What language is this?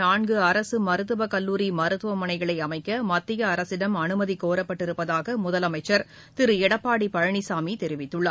Tamil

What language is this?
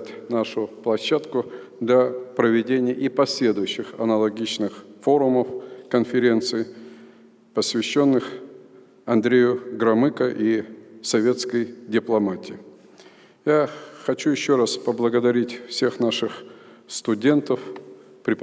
Russian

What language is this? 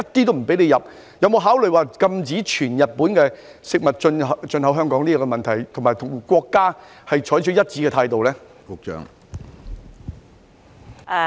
Cantonese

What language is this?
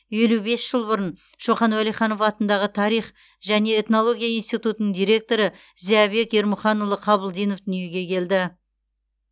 Kazakh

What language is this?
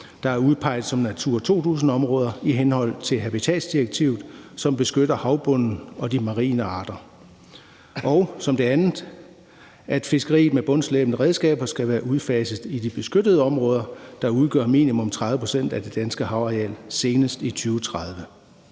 Danish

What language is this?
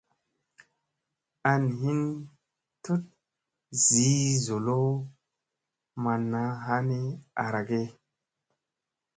Musey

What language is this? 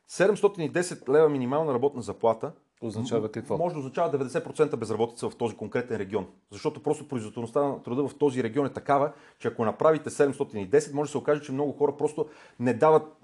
Bulgarian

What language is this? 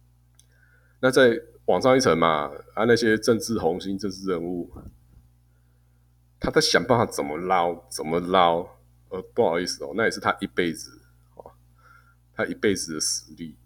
Chinese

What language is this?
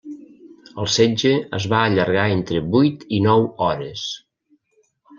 Catalan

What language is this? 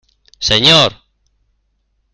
Spanish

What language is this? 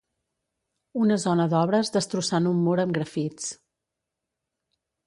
Catalan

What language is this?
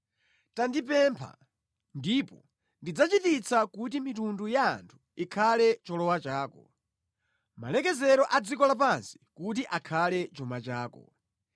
Nyanja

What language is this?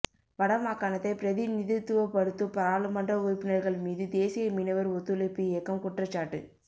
Tamil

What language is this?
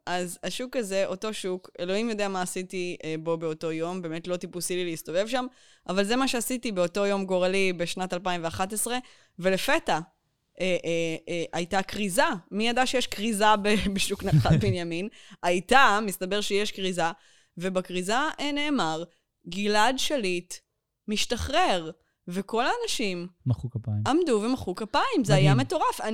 Hebrew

